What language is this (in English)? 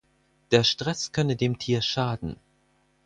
German